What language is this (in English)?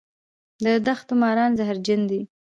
Pashto